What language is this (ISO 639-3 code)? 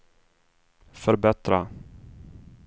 swe